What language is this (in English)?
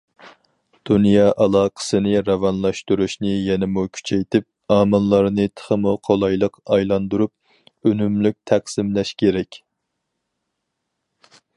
Uyghur